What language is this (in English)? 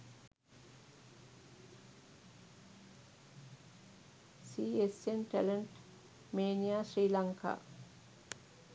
Sinhala